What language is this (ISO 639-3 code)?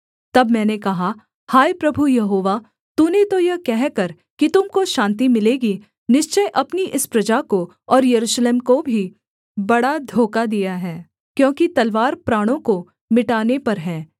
hin